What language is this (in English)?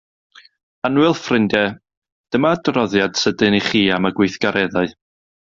Welsh